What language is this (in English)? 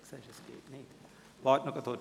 Swiss German